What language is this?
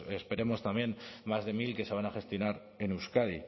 Spanish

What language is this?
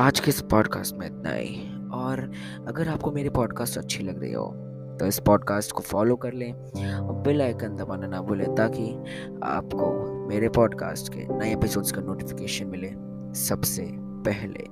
Hindi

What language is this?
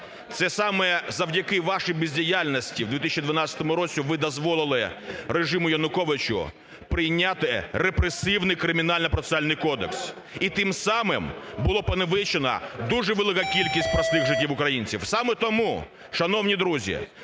Ukrainian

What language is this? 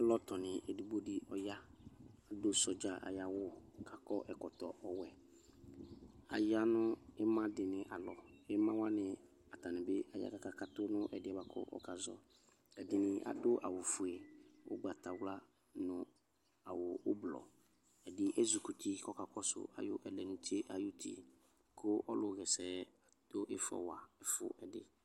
Ikposo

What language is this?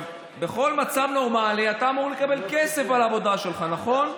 Hebrew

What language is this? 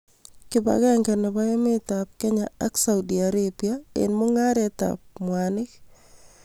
Kalenjin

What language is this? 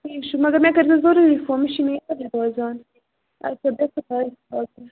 Kashmiri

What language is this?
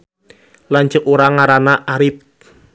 Sundanese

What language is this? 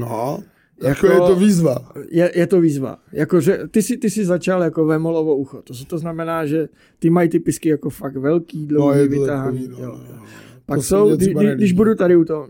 Czech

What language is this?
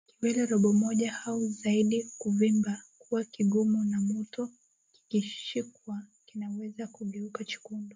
Swahili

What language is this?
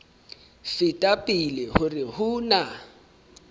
Southern Sotho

